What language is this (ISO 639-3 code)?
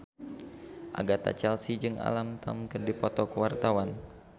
sun